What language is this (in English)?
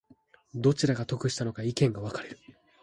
Japanese